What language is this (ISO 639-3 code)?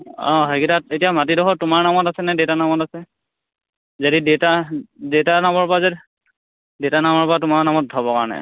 asm